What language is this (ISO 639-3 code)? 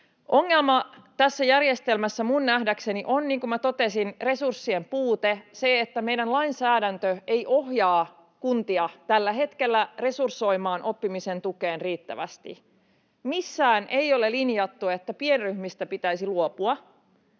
fin